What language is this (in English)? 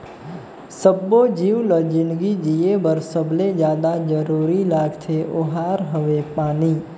Chhattisgarhi